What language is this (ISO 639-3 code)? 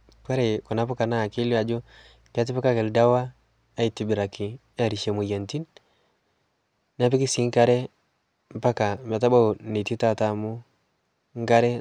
mas